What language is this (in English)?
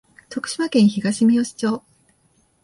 Japanese